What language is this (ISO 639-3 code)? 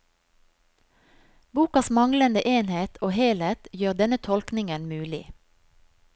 nor